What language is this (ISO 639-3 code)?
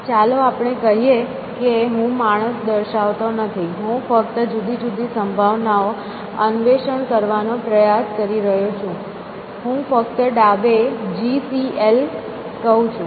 guj